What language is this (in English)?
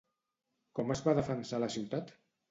Catalan